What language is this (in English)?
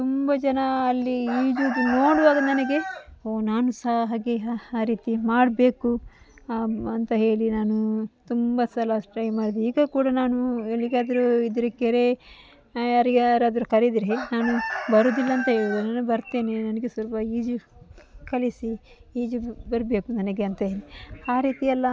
Kannada